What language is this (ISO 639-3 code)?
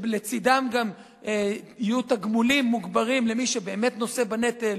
heb